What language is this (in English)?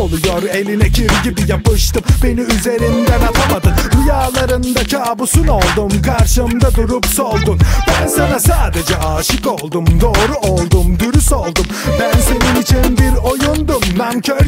Turkish